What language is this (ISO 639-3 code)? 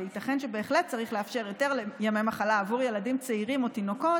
heb